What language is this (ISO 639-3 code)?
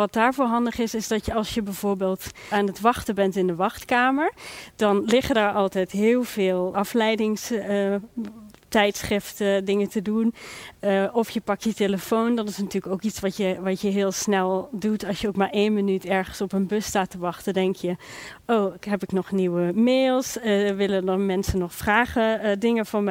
nld